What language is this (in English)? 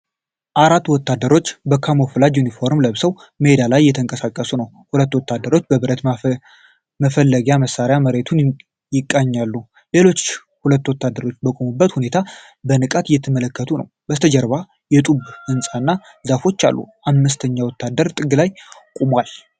Amharic